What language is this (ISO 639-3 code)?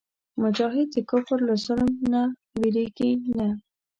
pus